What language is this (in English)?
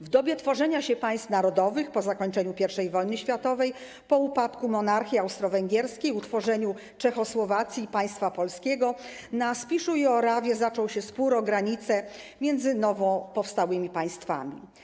Polish